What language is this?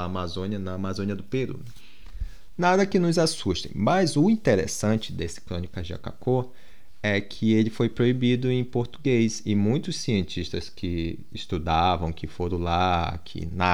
Portuguese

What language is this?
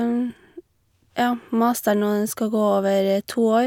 Norwegian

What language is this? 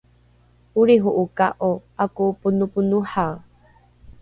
Rukai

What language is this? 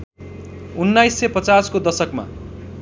Nepali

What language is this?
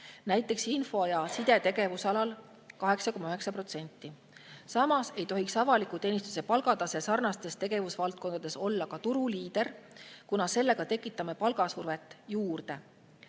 Estonian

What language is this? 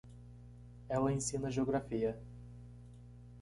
Portuguese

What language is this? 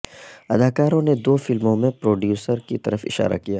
Urdu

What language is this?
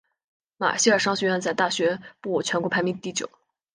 Chinese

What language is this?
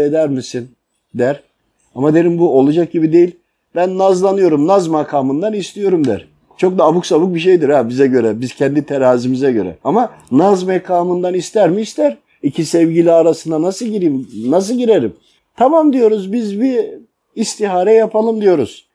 Turkish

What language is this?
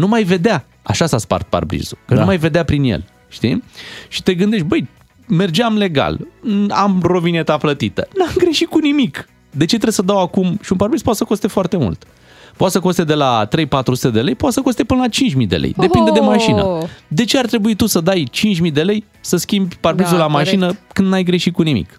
Romanian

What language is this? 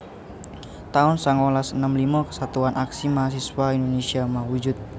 Javanese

